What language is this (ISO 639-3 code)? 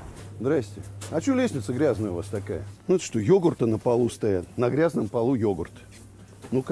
rus